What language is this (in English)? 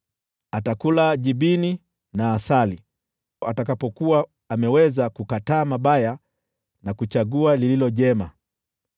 Swahili